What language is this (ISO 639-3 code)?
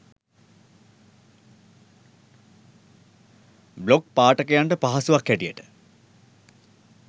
sin